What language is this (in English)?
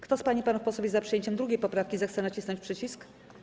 Polish